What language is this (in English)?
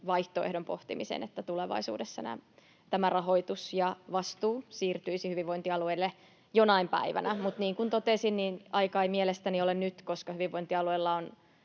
Finnish